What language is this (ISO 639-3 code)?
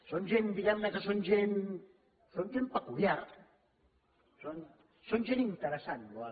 cat